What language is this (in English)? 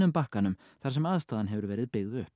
Icelandic